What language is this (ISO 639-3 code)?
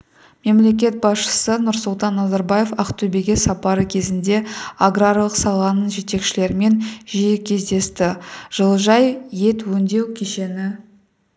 kaz